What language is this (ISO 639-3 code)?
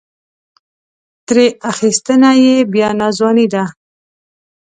pus